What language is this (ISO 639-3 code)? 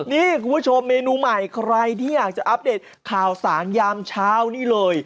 tha